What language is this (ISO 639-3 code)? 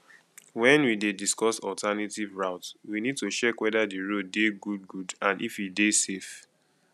pcm